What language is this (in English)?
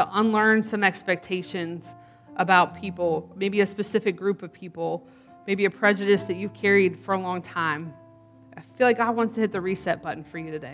English